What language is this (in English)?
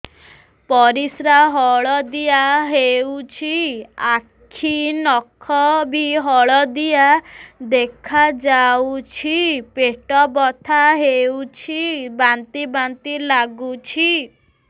Odia